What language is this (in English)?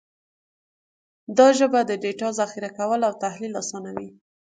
Pashto